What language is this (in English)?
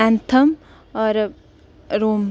Dogri